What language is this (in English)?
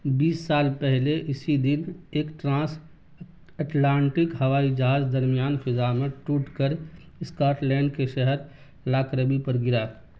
Urdu